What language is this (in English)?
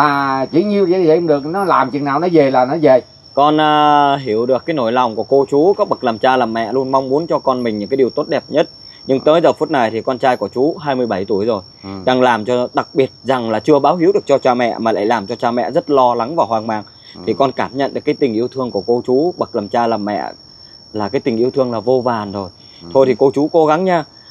Vietnamese